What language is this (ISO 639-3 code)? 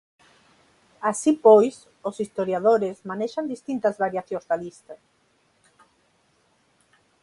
glg